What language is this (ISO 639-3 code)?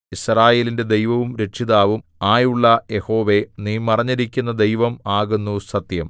mal